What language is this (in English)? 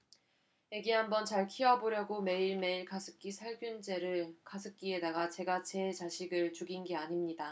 Korean